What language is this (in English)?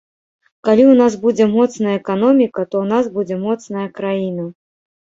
Belarusian